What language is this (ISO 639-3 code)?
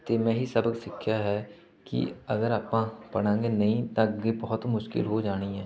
pan